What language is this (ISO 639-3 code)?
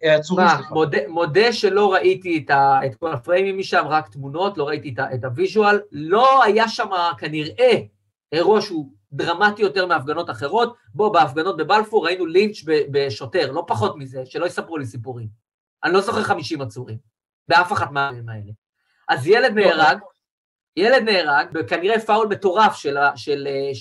heb